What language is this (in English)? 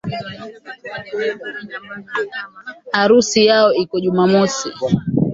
Swahili